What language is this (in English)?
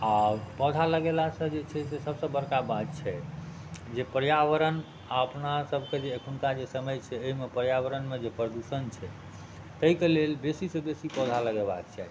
Maithili